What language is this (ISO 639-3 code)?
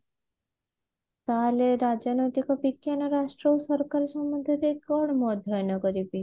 ori